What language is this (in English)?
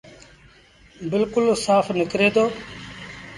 Sindhi Bhil